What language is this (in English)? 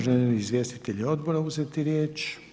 Croatian